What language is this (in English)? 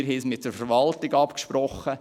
Swiss German